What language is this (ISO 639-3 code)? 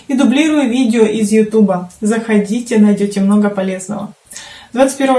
rus